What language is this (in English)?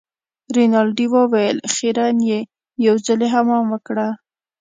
Pashto